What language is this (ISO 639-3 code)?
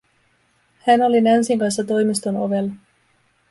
fin